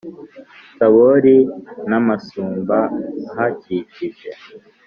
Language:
Kinyarwanda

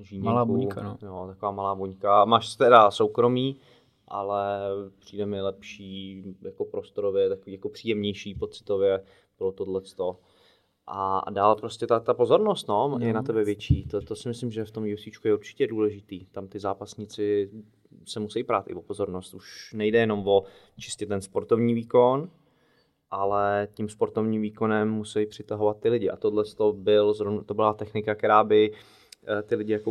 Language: Czech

